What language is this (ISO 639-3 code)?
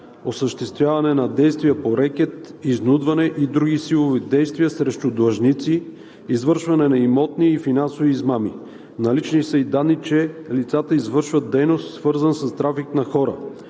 bul